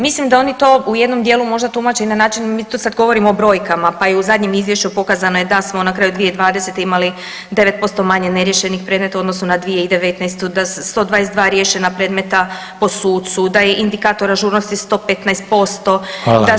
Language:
Croatian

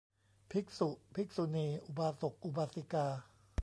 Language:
Thai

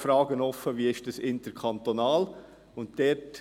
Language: Swiss German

